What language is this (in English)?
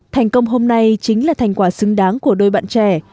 Vietnamese